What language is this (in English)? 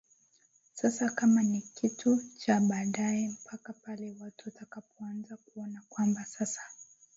Swahili